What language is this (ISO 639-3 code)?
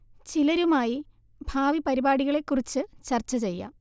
mal